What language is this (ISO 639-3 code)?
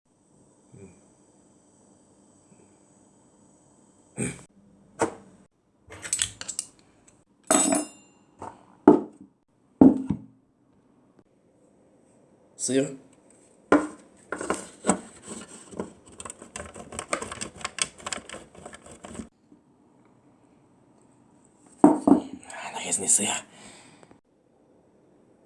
rus